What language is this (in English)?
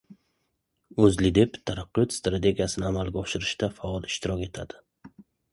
Uzbek